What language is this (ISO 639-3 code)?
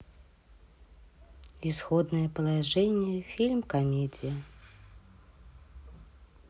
rus